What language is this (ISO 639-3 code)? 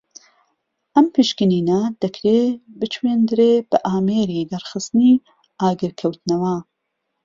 ckb